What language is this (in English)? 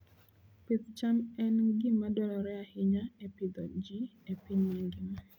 Luo (Kenya and Tanzania)